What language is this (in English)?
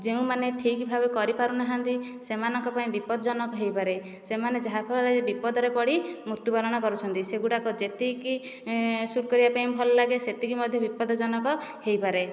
Odia